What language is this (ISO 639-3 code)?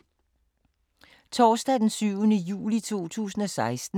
dan